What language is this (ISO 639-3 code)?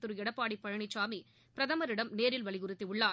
tam